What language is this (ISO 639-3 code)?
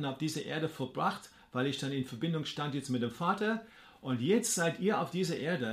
deu